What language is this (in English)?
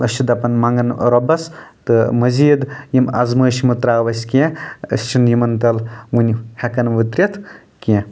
Kashmiri